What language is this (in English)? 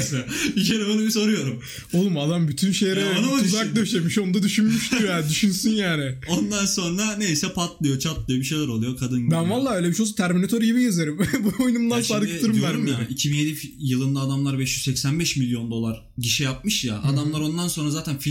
Turkish